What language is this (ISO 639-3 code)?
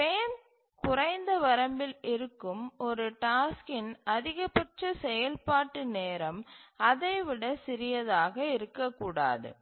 tam